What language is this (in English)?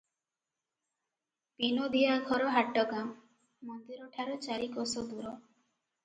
Odia